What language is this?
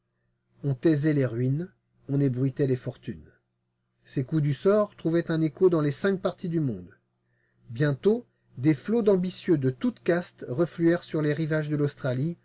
French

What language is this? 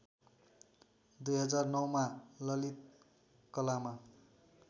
Nepali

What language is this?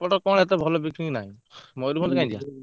Odia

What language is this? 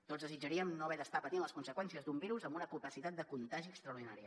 Catalan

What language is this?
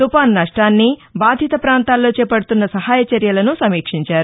Telugu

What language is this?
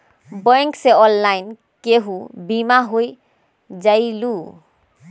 Magahi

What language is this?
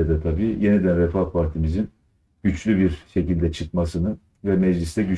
Turkish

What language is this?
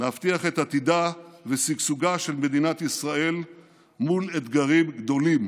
Hebrew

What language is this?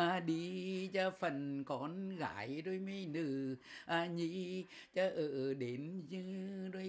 Vietnamese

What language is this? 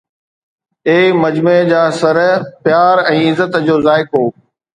Sindhi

